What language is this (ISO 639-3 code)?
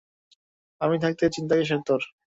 ben